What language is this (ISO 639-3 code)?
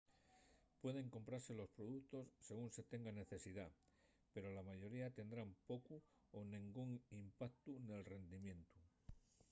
ast